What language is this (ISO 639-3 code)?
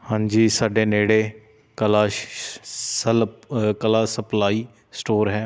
pan